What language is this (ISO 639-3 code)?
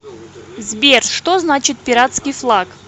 rus